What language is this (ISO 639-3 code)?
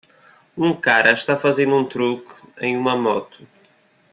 por